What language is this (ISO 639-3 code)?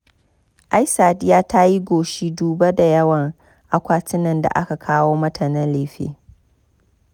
hau